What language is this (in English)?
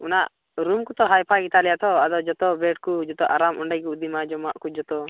Santali